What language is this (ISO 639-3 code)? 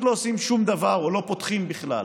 heb